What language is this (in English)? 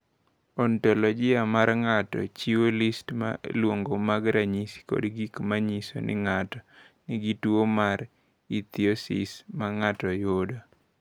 Luo (Kenya and Tanzania)